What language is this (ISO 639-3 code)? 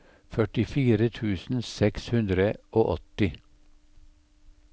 nor